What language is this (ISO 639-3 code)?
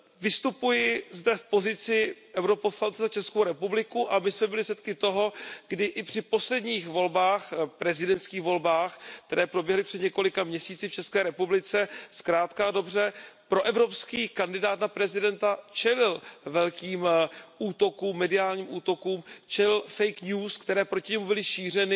ces